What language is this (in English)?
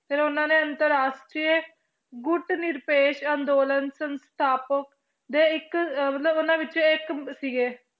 Punjabi